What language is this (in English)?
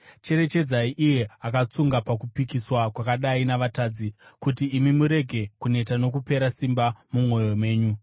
Shona